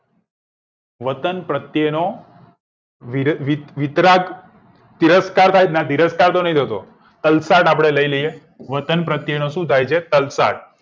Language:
Gujarati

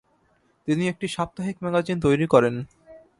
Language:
Bangla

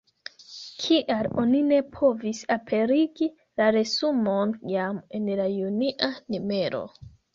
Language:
Esperanto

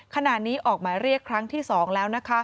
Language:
Thai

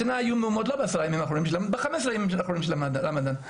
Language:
Hebrew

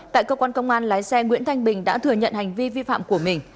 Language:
Vietnamese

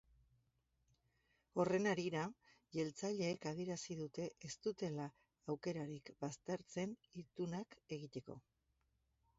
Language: Basque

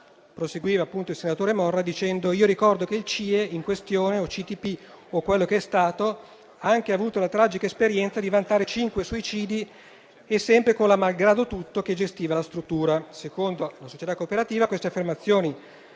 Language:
Italian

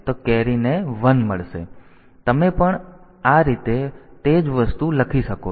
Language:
Gujarati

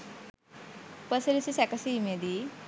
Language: Sinhala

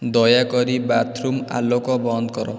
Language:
Odia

